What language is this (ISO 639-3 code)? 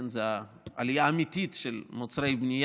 heb